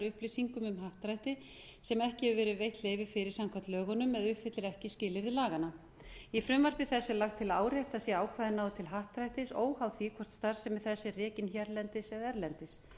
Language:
Icelandic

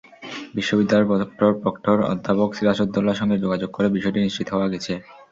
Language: Bangla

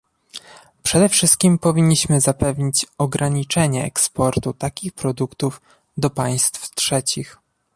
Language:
Polish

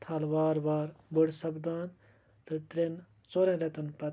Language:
Kashmiri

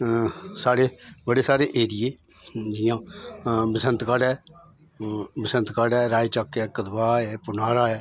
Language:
Dogri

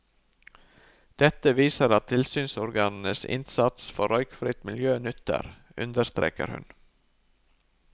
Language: Norwegian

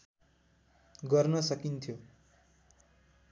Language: Nepali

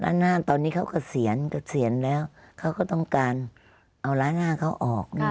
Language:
Thai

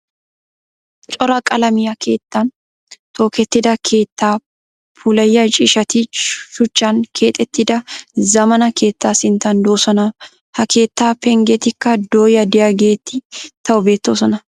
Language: Wolaytta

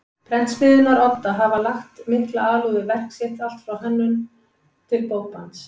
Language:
Icelandic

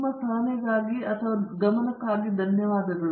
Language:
Kannada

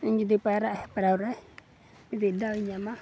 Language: Santali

